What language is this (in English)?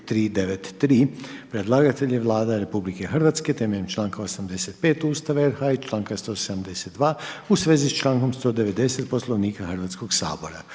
Croatian